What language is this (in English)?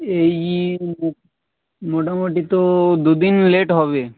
Bangla